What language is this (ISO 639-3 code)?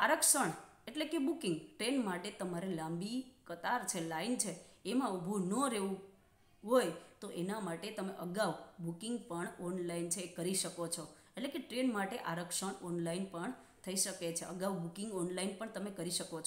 hin